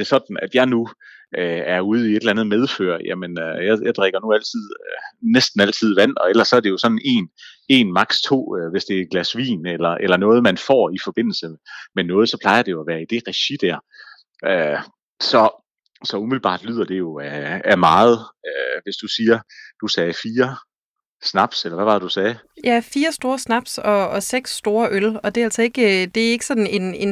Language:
Danish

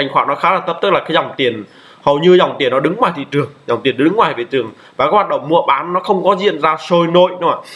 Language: Vietnamese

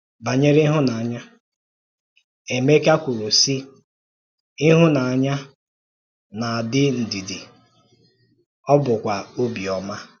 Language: Igbo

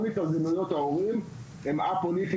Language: Hebrew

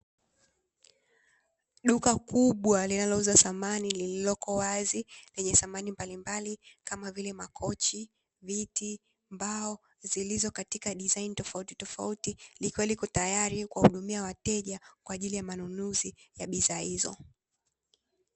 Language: Swahili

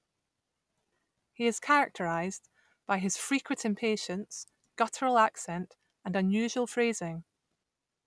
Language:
English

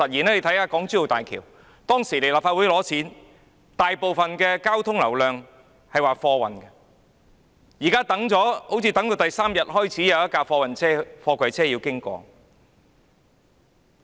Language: Cantonese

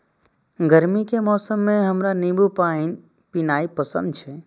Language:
Maithili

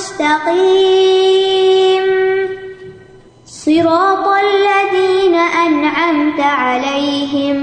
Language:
Urdu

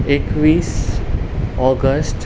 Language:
Konkani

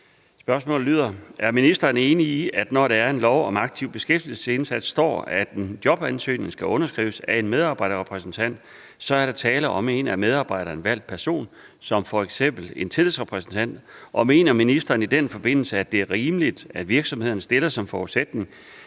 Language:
Danish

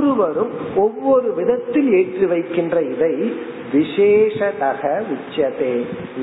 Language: Tamil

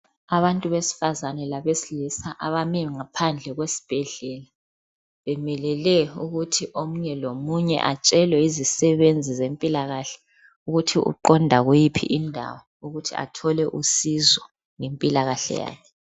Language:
North Ndebele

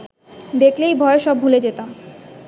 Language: Bangla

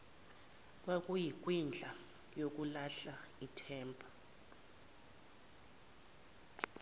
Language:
Zulu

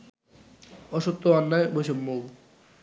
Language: Bangla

